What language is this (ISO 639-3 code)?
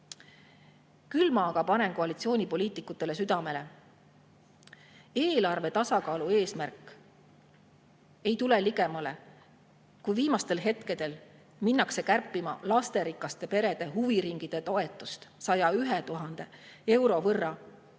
est